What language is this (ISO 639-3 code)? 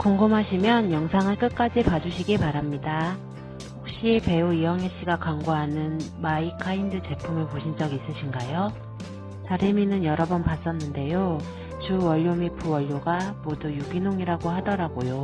kor